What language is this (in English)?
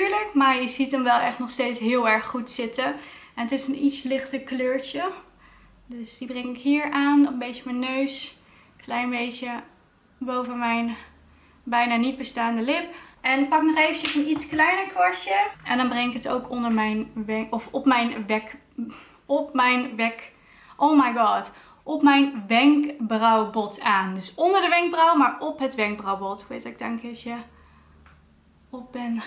Dutch